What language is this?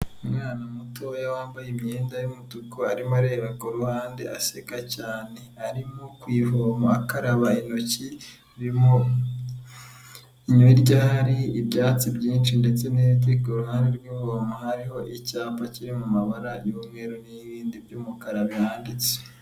Kinyarwanda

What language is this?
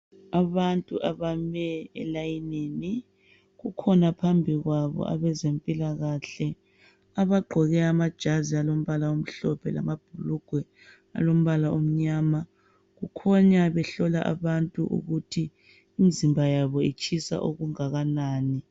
North Ndebele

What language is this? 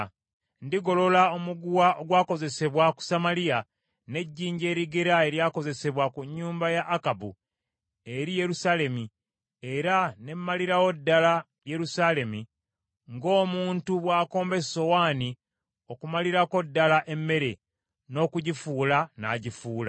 Ganda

